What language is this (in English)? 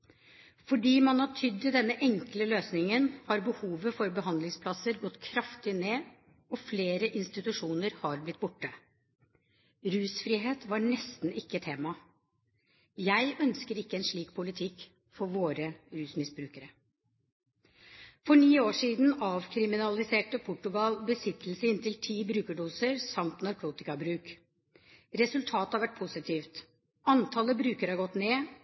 Norwegian Bokmål